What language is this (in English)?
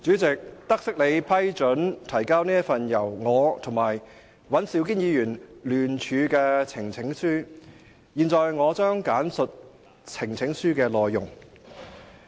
Cantonese